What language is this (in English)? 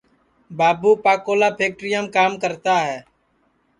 Sansi